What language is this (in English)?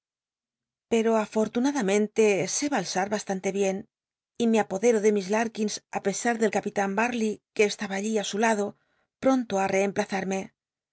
Spanish